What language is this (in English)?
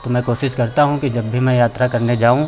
Hindi